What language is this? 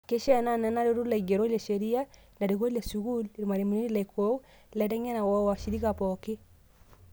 Masai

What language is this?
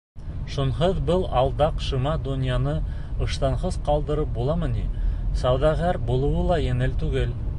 Bashkir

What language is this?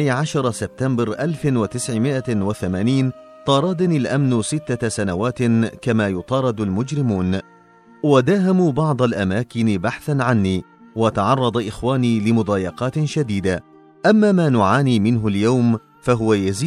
Arabic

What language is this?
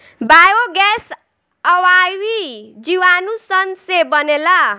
Bhojpuri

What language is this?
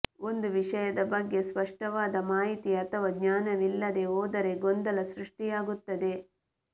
Kannada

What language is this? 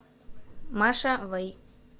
Russian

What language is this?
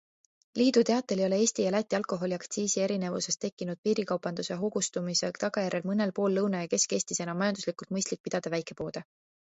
Estonian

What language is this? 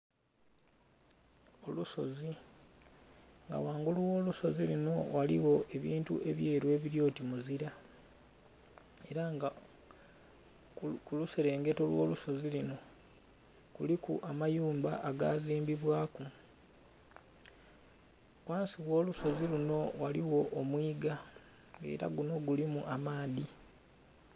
Soga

